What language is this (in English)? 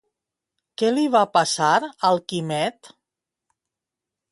Catalan